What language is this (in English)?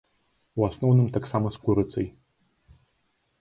Belarusian